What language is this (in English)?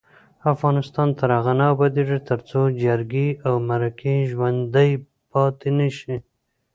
Pashto